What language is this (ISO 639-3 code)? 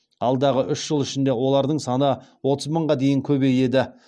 kaz